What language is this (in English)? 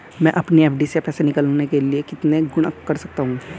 Hindi